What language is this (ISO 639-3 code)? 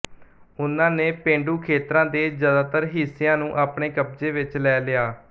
pan